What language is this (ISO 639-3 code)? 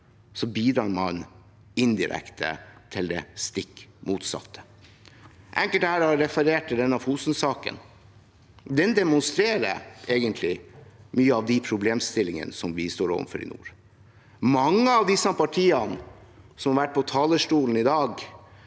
nor